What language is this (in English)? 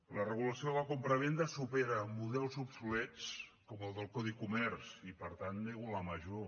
Catalan